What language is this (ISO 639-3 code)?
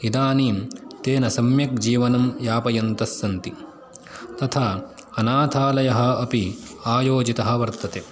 san